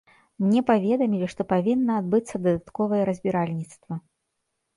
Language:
Belarusian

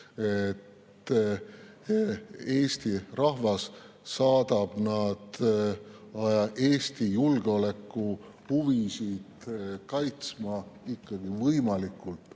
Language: Estonian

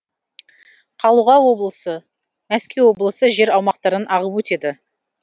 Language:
Kazakh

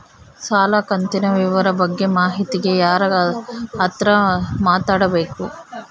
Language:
Kannada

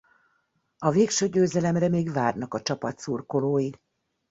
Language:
Hungarian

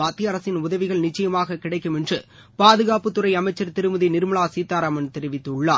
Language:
Tamil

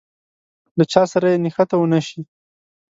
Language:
Pashto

